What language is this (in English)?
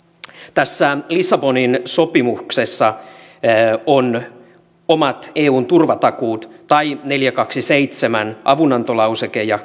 Finnish